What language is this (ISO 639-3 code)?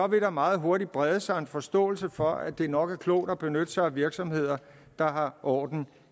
dan